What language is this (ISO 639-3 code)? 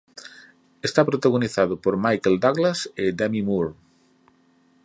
glg